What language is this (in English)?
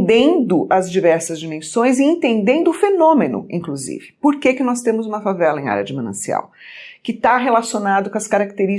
Portuguese